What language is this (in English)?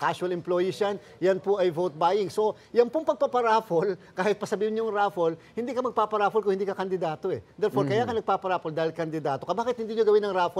Filipino